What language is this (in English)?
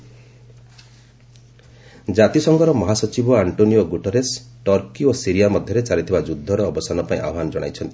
Odia